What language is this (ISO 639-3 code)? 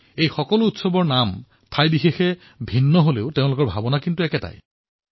asm